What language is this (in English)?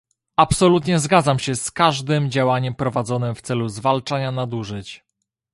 Polish